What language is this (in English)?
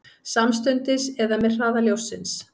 Icelandic